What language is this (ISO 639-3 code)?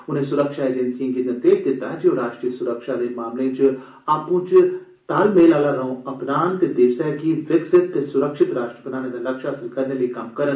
doi